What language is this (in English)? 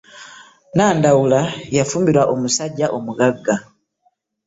Ganda